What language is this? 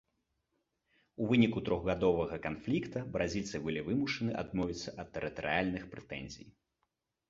Belarusian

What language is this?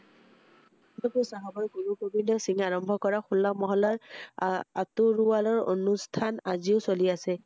Assamese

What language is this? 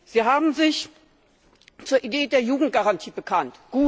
German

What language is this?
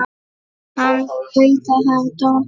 Icelandic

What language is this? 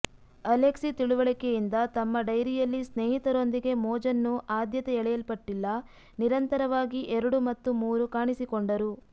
Kannada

